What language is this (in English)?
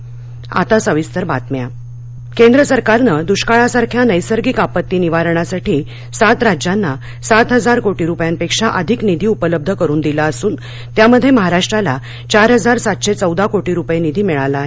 Marathi